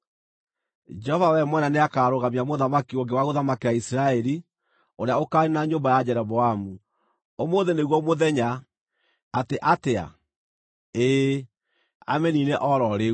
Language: Kikuyu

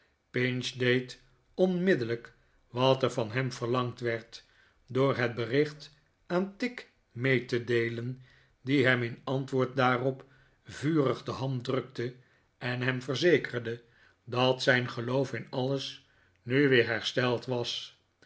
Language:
Dutch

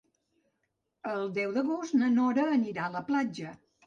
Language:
Catalan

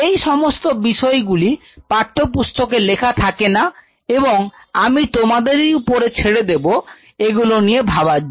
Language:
Bangla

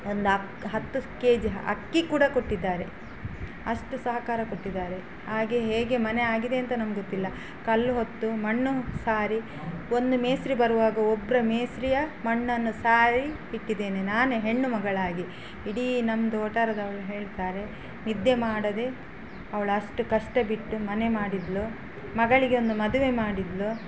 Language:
Kannada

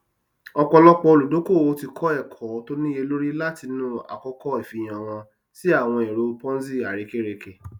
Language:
Yoruba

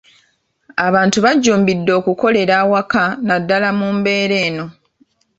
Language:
Ganda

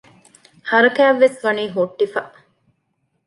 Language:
Divehi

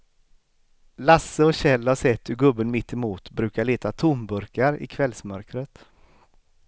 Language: Swedish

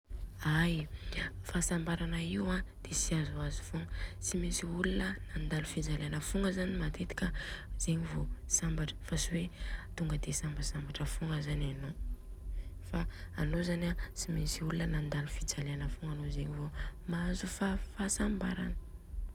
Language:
Southern Betsimisaraka Malagasy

